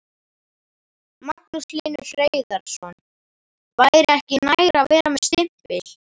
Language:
Icelandic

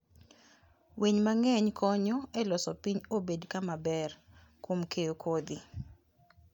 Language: Luo (Kenya and Tanzania)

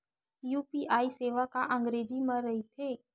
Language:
Chhattisgarhi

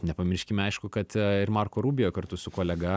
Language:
Lithuanian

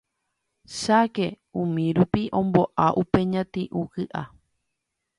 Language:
Guarani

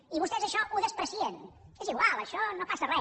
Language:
Catalan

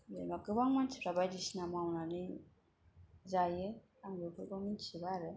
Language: Bodo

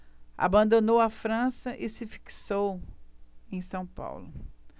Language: Portuguese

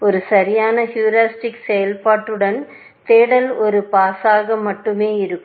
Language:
Tamil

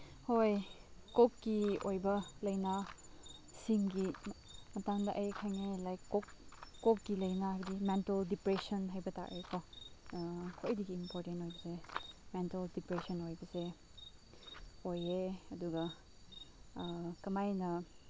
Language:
Manipuri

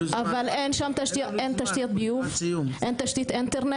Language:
Hebrew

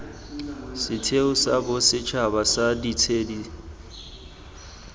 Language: Tswana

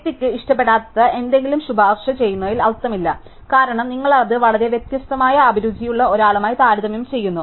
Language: Malayalam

